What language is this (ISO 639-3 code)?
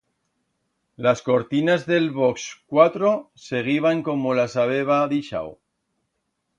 arg